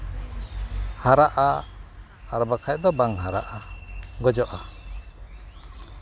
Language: Santali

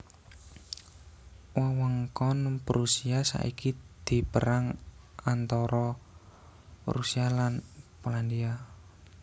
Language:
Javanese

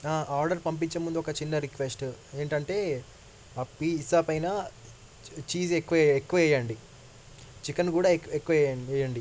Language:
Telugu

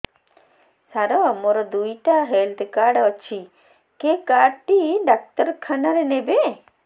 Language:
Odia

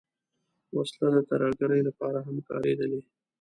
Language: Pashto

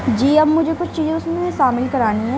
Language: Urdu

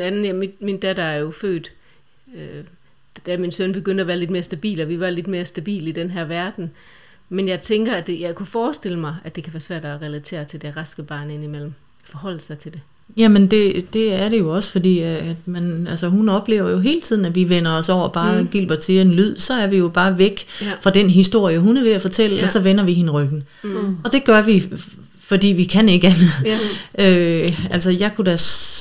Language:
Danish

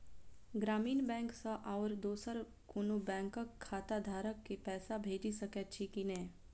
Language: Maithili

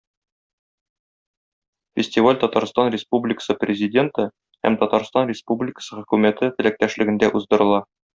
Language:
Tatar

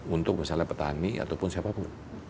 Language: Indonesian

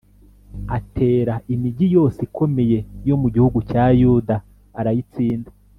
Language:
Kinyarwanda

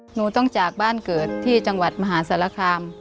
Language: Thai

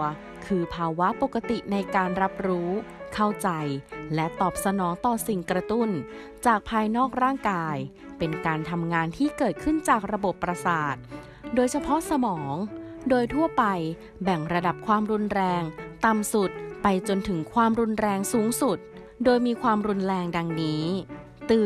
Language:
Thai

